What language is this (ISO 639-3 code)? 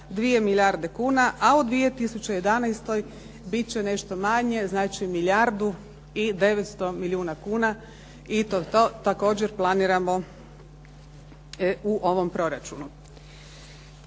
hrv